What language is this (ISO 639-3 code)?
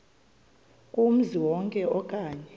xho